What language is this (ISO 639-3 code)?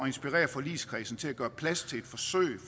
dan